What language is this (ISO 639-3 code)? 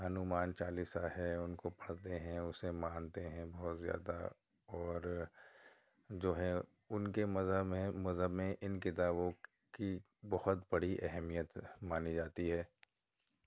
urd